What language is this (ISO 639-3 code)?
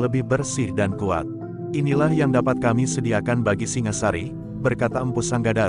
ind